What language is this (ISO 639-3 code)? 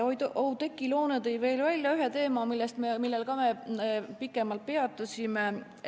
est